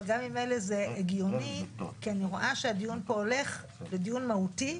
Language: Hebrew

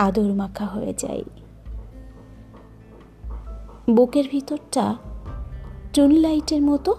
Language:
Bangla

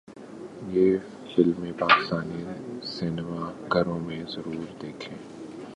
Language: Urdu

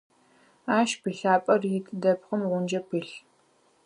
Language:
Adyghe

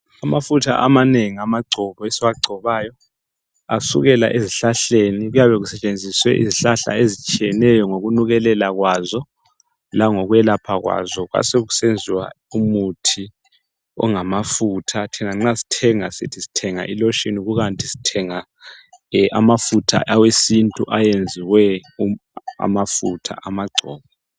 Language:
North Ndebele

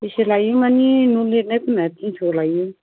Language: Bodo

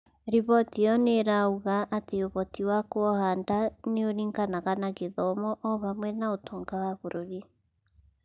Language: Kikuyu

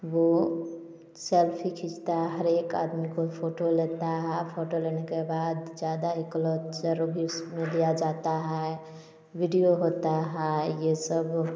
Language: Hindi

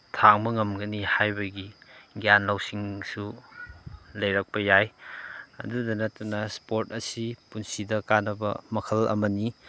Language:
Manipuri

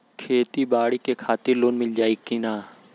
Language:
Bhojpuri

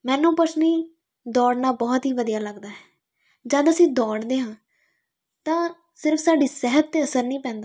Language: Punjabi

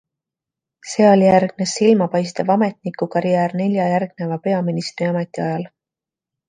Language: Estonian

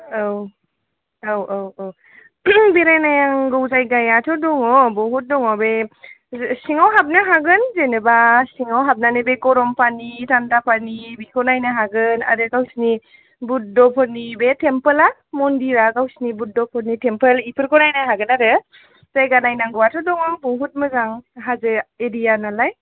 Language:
Bodo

